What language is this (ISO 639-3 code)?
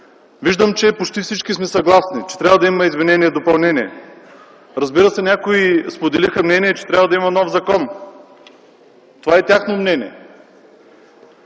bul